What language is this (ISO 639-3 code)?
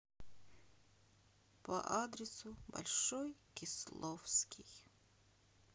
rus